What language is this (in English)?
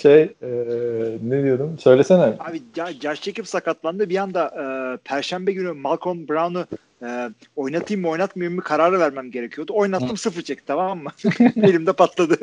Turkish